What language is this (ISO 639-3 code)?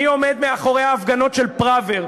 heb